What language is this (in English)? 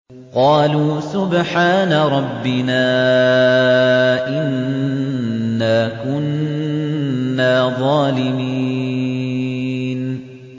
Arabic